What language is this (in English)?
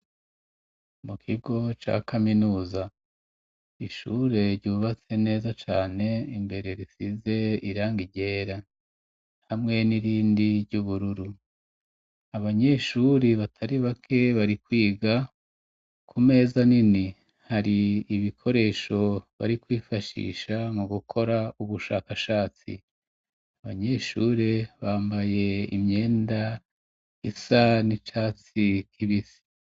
Rundi